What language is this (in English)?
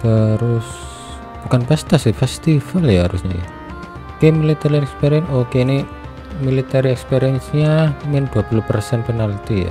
Indonesian